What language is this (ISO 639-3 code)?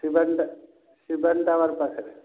ori